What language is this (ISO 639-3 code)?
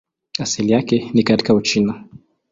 swa